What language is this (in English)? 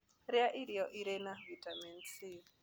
Kikuyu